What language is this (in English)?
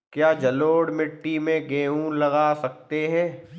Hindi